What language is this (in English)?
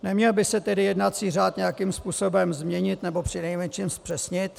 Czech